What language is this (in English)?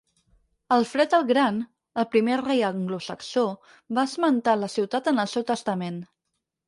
Catalan